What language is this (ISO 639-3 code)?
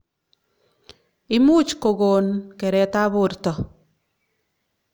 kln